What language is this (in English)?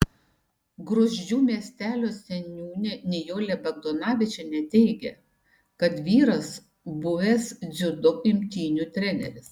Lithuanian